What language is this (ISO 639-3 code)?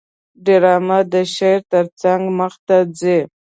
pus